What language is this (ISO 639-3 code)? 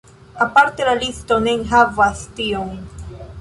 epo